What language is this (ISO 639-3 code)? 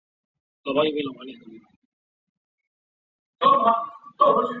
zho